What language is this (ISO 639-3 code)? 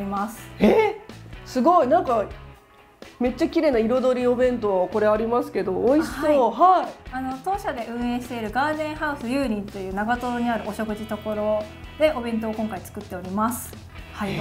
jpn